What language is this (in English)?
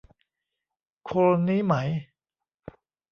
Thai